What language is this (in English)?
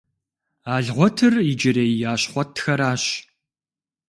Kabardian